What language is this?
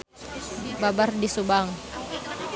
Sundanese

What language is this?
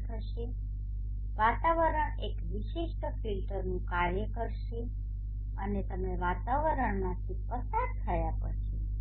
Gujarati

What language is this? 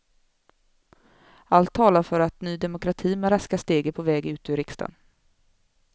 Swedish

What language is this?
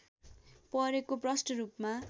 Nepali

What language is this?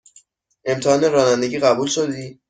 Persian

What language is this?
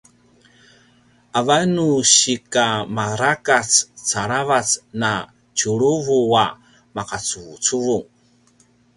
Paiwan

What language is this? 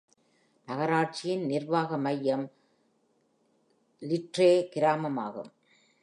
Tamil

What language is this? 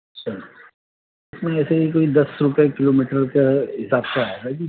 Urdu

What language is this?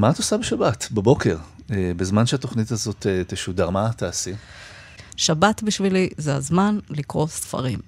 Hebrew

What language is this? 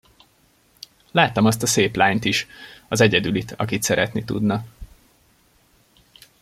Hungarian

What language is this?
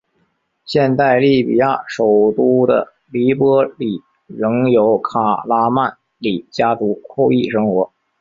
Chinese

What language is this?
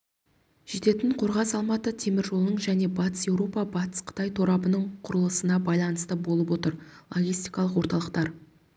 Kazakh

